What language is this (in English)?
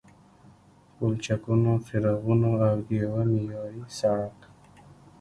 Pashto